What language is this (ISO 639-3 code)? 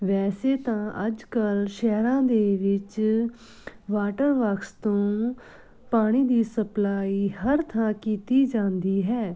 pan